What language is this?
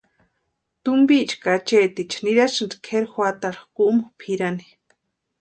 Western Highland Purepecha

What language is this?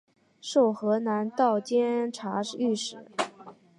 Chinese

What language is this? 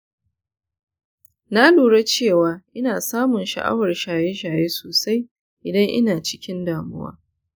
Hausa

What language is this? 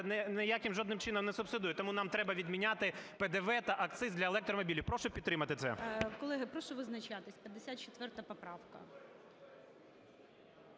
Ukrainian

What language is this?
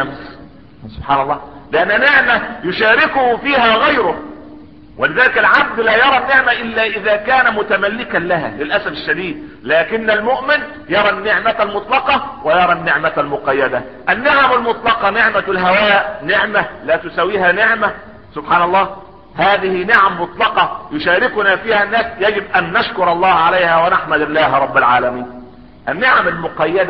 Arabic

